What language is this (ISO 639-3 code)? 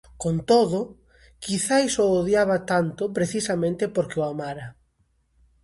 glg